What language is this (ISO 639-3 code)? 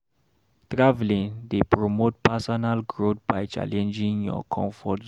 pcm